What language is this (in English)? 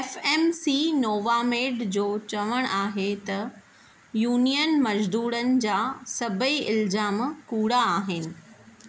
Sindhi